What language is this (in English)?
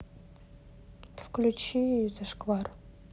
Russian